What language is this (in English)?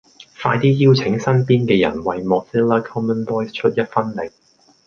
Cantonese